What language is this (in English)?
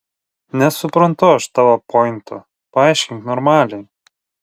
Lithuanian